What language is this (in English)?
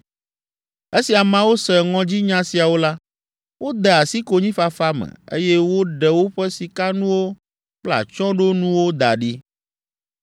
Ewe